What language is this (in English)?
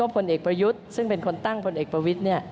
Thai